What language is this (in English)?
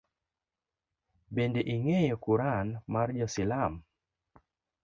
Luo (Kenya and Tanzania)